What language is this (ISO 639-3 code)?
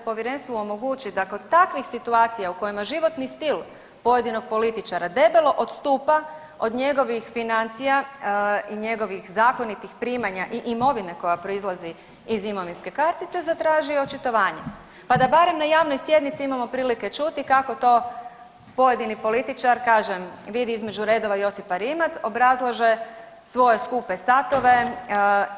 hrv